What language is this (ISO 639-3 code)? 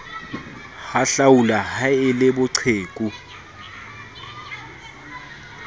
sot